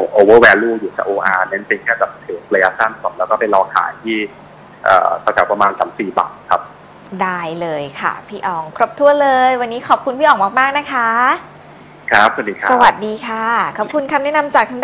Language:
Thai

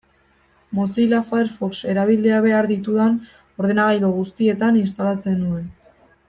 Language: Basque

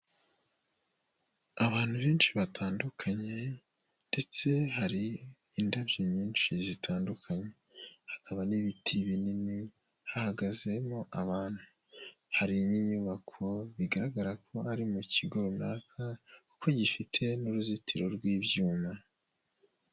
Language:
Kinyarwanda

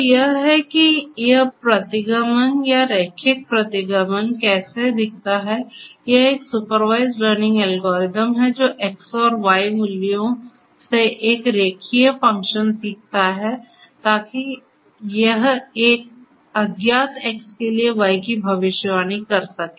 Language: Hindi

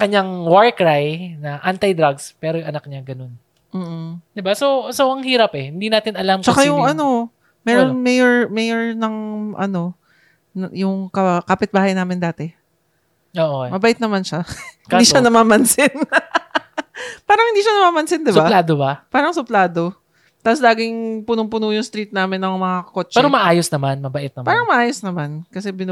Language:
Filipino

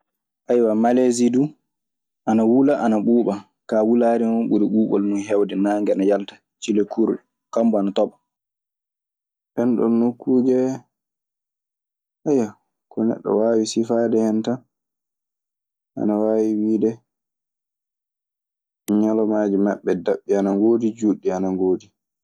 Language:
Maasina Fulfulde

